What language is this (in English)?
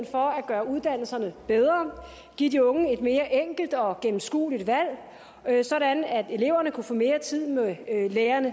Danish